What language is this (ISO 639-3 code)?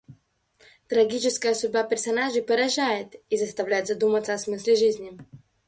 rus